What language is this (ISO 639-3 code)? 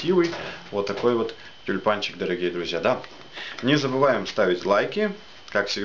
rus